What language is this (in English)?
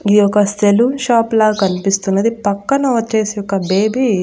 Telugu